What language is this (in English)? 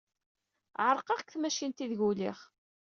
Kabyle